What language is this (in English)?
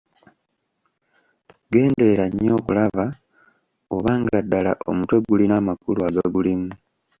Ganda